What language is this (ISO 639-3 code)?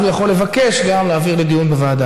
heb